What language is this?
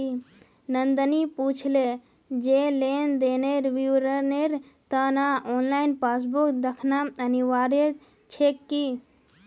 Magahi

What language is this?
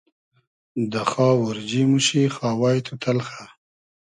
Hazaragi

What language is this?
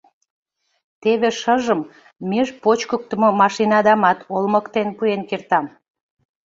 Mari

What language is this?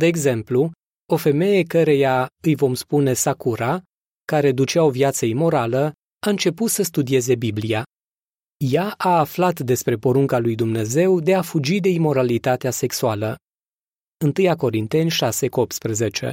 Romanian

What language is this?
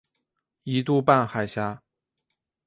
Chinese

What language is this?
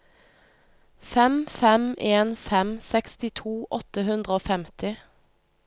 Norwegian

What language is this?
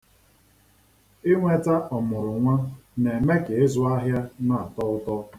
Igbo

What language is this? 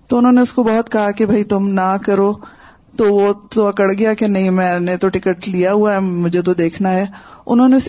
Urdu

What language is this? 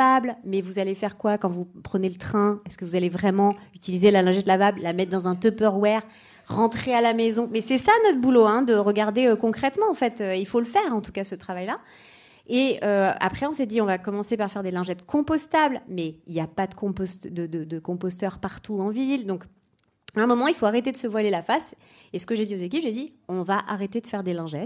French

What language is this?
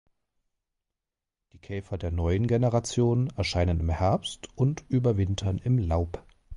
German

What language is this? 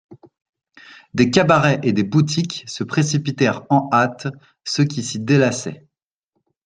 French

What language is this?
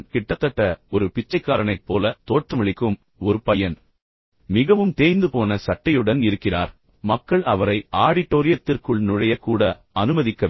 Tamil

